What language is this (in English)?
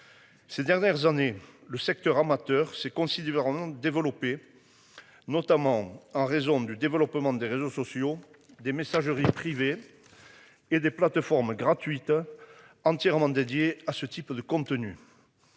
French